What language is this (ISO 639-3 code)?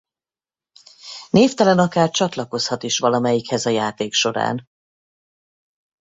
hun